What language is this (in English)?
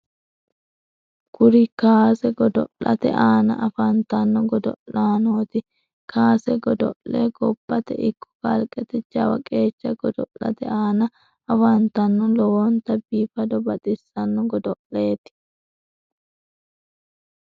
Sidamo